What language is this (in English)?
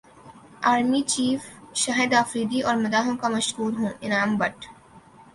Urdu